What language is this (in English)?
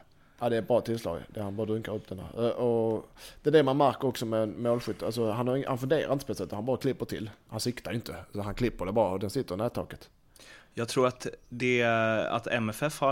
Swedish